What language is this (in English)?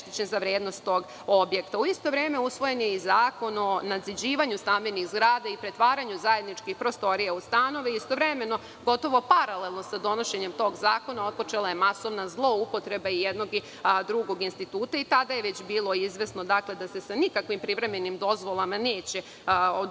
Serbian